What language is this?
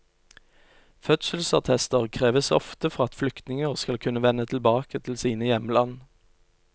Norwegian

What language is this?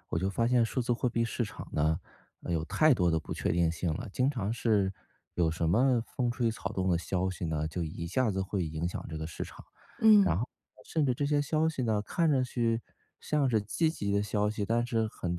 Chinese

